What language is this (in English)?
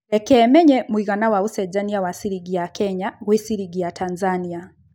Kikuyu